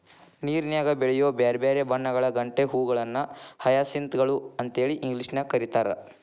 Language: Kannada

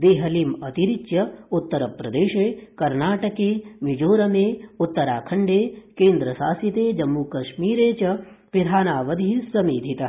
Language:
Sanskrit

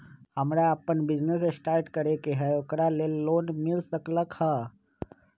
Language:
Magahi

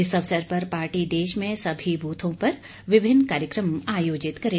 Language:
Hindi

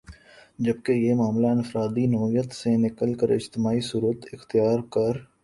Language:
Urdu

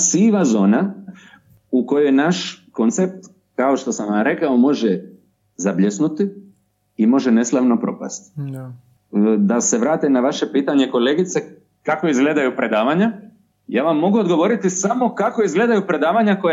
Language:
Croatian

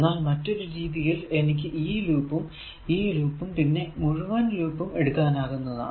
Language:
Malayalam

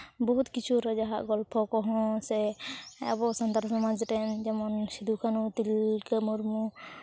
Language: Santali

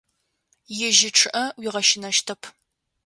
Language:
Adyghe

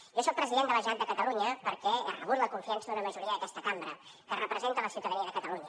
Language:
Catalan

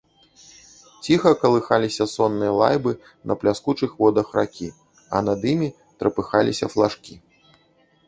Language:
Belarusian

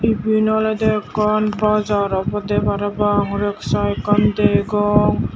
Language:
Chakma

